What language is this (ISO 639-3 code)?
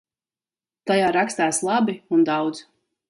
lav